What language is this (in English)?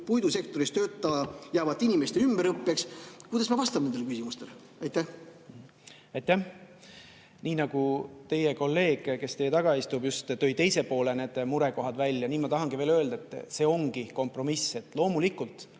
Estonian